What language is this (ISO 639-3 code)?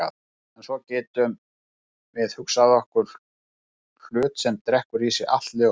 isl